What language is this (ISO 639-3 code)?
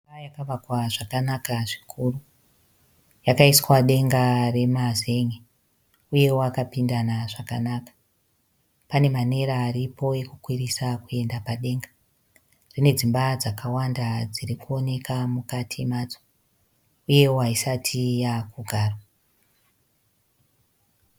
sna